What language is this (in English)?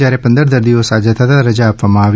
Gujarati